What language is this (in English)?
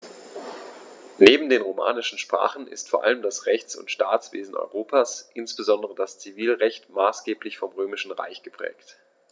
German